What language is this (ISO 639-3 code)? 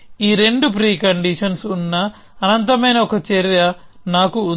tel